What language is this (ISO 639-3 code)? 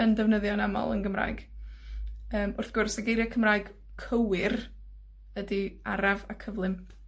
cym